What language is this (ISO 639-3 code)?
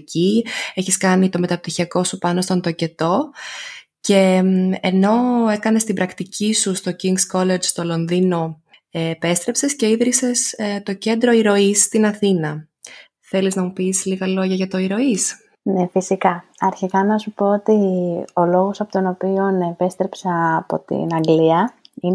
ell